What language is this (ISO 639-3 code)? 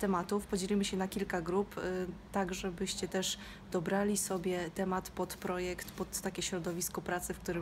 pol